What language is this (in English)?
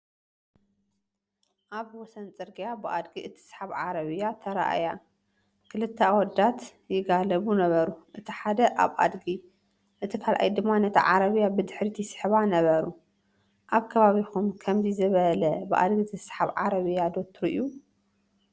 Tigrinya